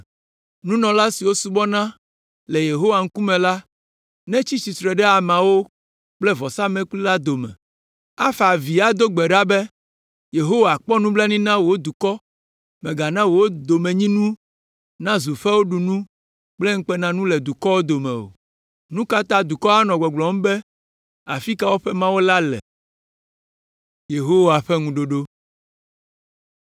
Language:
Ewe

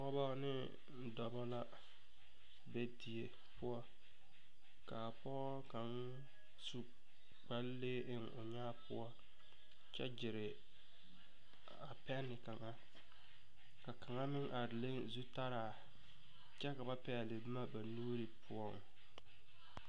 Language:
Southern Dagaare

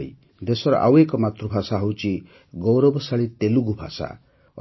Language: Odia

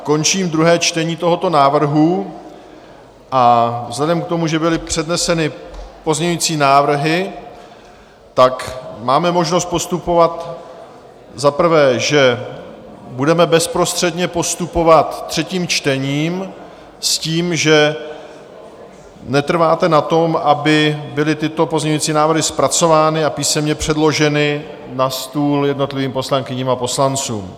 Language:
Czech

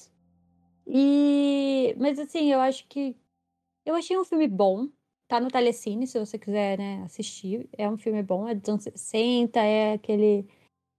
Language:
Portuguese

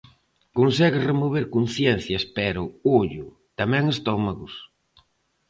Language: Galician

